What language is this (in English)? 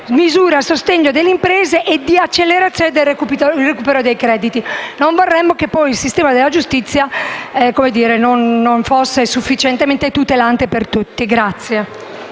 Italian